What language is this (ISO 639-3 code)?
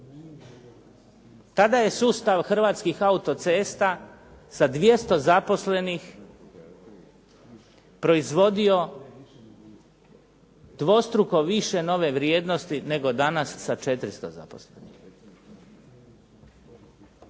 hrv